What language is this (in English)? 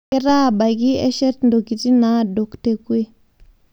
Masai